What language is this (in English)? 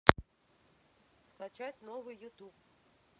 Russian